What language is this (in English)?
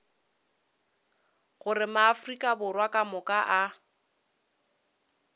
Northern Sotho